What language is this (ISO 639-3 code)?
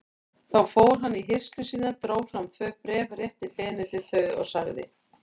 isl